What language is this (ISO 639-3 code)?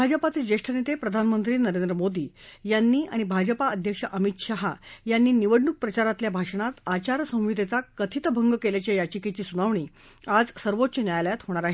mar